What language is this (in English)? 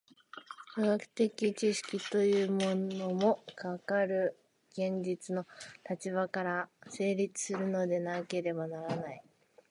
Japanese